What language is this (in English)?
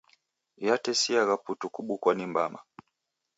Taita